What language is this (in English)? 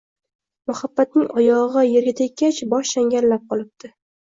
Uzbek